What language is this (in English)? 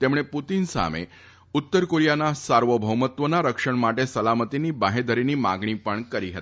Gujarati